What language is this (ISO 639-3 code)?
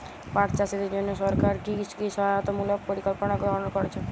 ben